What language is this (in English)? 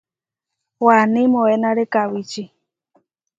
Huarijio